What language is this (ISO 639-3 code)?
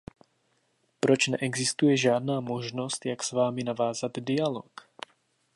ces